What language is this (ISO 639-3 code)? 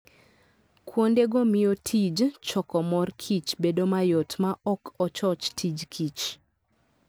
luo